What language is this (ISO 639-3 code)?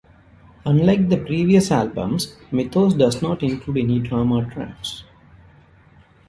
eng